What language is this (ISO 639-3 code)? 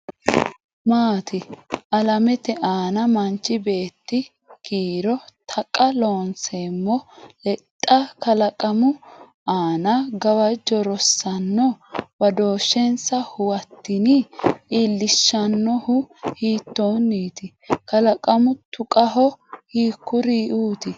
sid